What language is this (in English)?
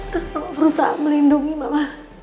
Indonesian